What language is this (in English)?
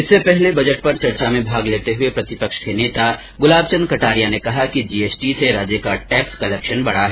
Hindi